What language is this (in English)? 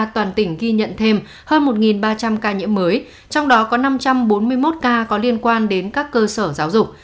Vietnamese